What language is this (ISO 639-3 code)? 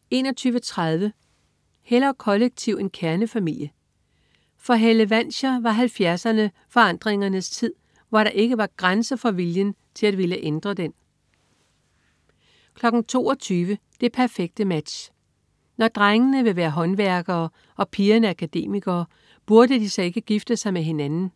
dan